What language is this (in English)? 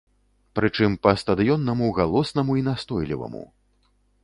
Belarusian